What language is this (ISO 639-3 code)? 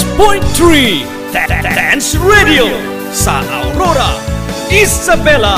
fil